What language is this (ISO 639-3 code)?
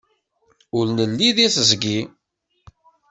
kab